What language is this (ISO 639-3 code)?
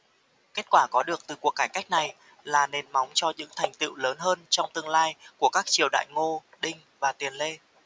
vie